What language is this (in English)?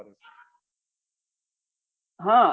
Gujarati